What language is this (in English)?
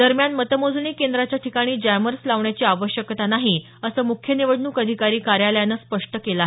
Marathi